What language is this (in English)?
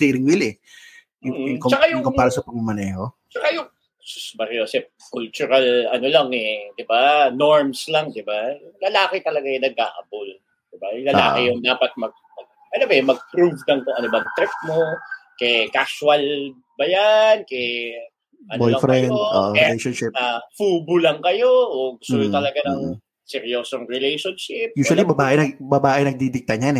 Filipino